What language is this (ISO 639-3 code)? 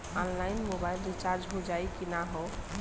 bho